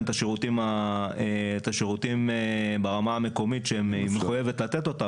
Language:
Hebrew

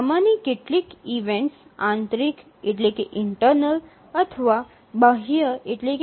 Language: Gujarati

